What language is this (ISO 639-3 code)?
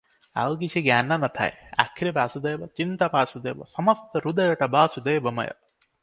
ori